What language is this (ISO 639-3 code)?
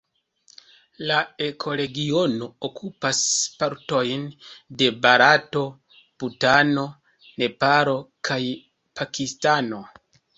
epo